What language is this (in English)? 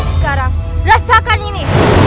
Indonesian